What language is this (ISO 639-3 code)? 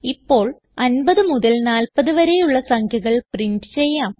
mal